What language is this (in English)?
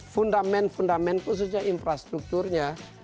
Indonesian